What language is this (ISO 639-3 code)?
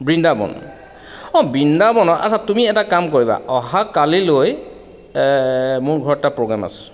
asm